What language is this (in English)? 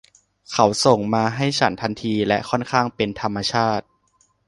Thai